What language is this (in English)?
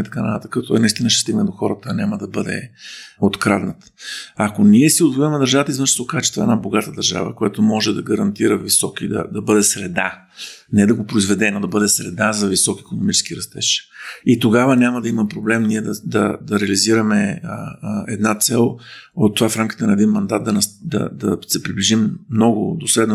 Bulgarian